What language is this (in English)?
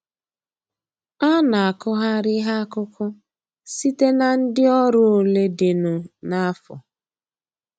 Igbo